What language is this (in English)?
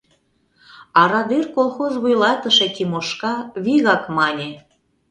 Mari